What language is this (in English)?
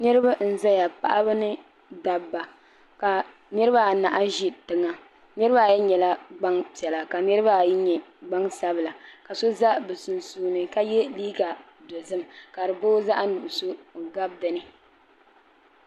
Dagbani